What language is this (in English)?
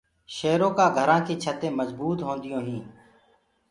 Gurgula